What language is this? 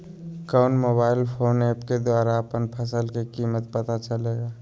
Magahi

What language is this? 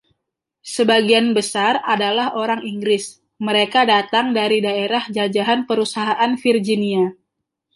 Indonesian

